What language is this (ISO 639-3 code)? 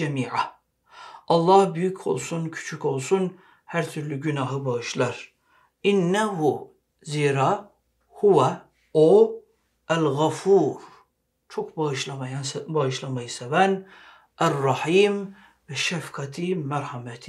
tur